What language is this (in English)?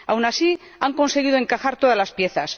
Spanish